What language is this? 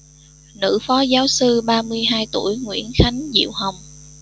Vietnamese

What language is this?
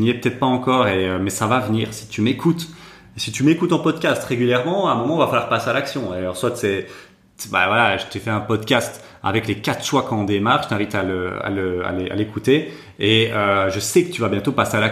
French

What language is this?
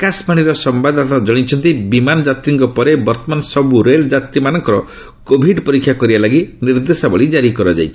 Odia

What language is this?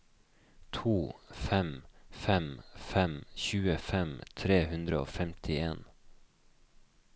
Norwegian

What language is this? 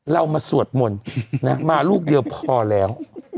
Thai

